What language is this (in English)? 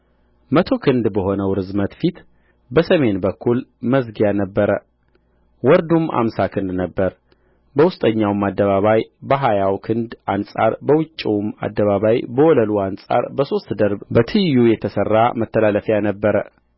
Amharic